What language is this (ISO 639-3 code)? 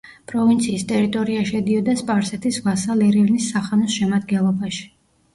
kat